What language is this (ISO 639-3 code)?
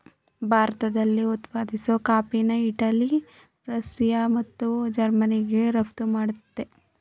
kan